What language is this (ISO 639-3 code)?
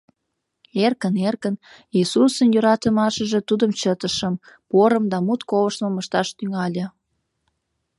chm